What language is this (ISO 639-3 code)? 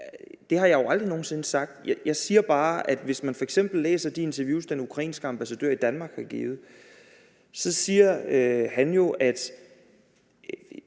dan